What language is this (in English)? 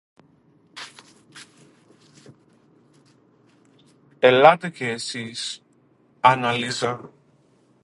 Greek